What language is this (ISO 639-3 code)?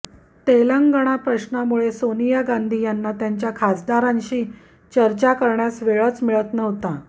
mar